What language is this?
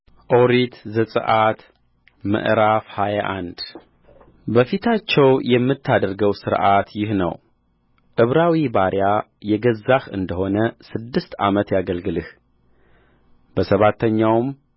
Amharic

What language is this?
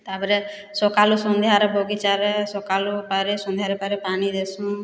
Odia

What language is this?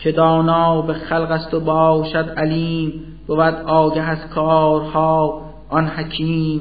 Persian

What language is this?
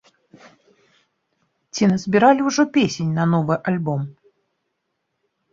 Belarusian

